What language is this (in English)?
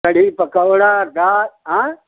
Hindi